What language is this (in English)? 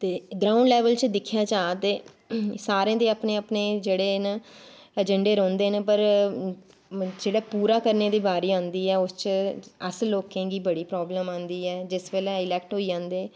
Dogri